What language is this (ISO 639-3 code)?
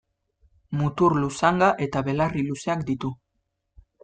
eus